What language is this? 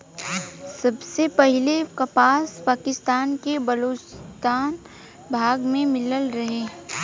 Bhojpuri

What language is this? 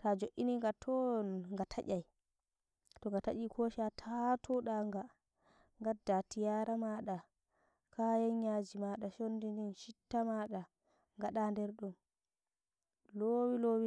Nigerian Fulfulde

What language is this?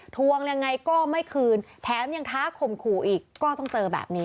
Thai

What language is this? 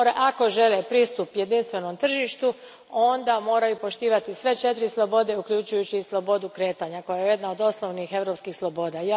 Croatian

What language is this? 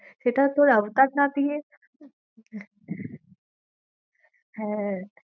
Bangla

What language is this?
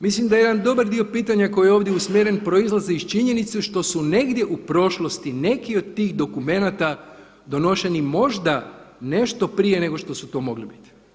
Croatian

